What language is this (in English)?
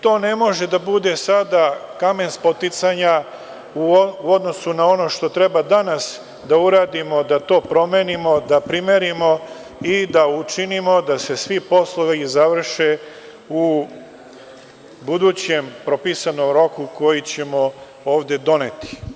Serbian